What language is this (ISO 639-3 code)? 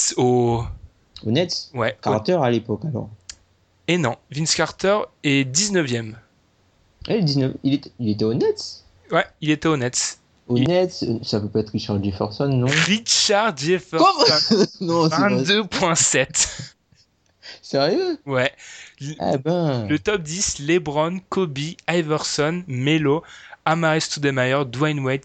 fra